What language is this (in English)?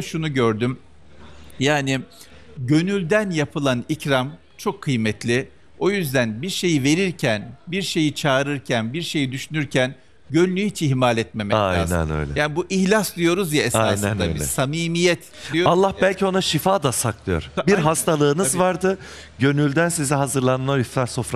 Turkish